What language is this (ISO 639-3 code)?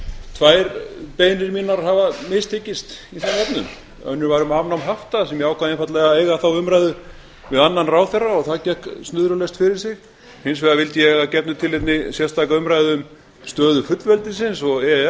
isl